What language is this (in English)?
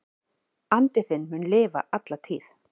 Icelandic